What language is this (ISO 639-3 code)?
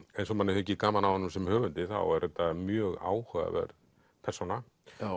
isl